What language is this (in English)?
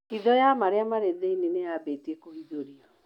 Kikuyu